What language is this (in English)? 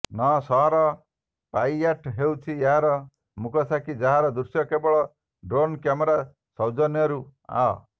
Odia